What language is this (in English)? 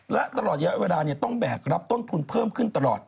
Thai